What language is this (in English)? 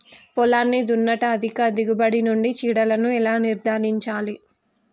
Telugu